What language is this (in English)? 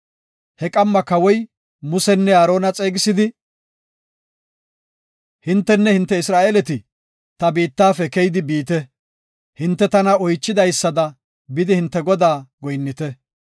Gofa